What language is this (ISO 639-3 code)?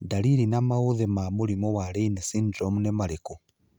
kik